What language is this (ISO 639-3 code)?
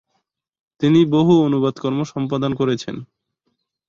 ben